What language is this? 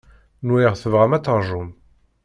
Kabyle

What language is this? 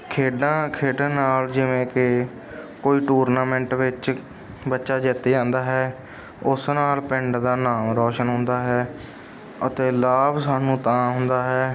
Punjabi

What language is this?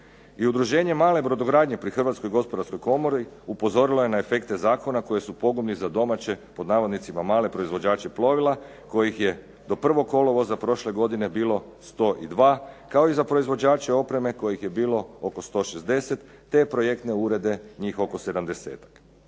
Croatian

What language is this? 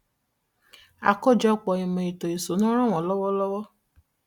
Yoruba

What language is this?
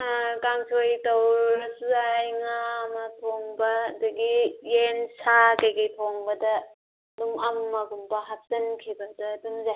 Manipuri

